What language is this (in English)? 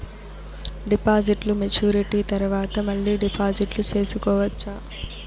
Telugu